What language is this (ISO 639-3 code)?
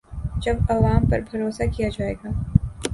urd